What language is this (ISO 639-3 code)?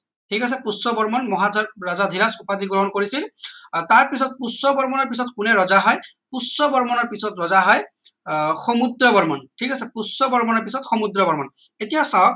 asm